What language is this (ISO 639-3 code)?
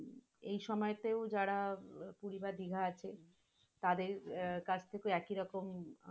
ben